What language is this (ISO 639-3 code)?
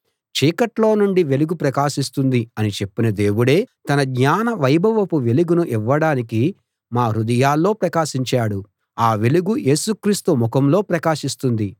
tel